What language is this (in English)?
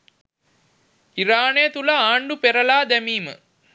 Sinhala